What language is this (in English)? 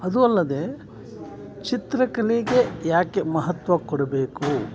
Kannada